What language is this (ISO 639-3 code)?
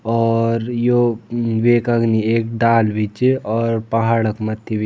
gbm